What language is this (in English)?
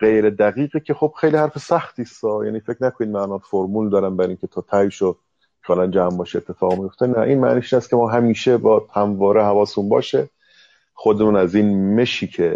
Persian